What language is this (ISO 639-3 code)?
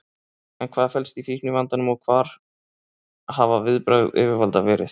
isl